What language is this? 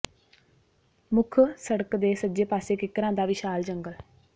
Punjabi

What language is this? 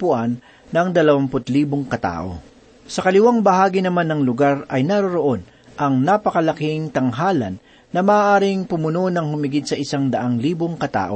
Filipino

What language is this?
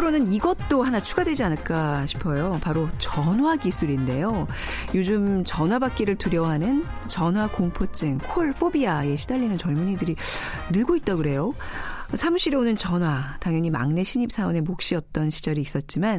Korean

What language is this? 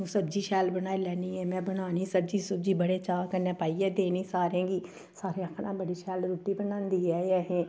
Dogri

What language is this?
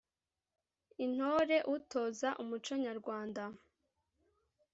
Kinyarwanda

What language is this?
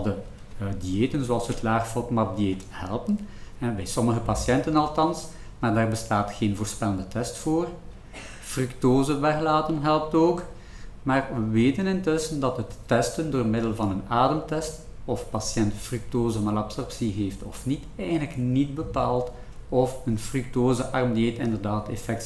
Dutch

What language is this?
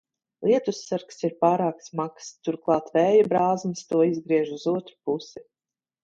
Latvian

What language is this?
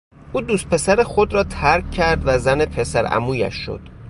Persian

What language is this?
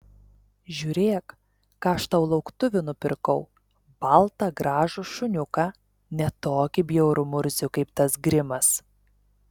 Lithuanian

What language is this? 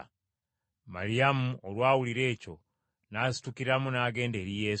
Ganda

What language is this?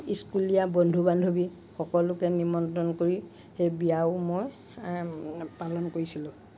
Assamese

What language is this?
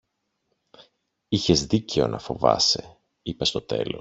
Greek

